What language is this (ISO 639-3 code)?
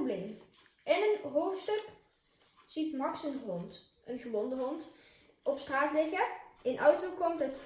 nld